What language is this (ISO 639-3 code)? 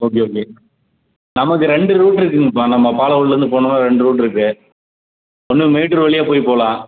tam